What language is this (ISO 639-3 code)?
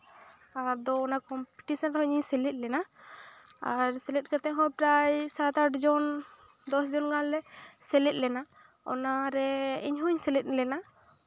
sat